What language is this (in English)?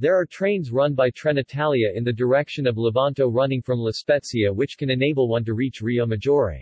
English